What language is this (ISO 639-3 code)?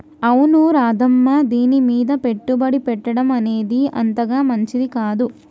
tel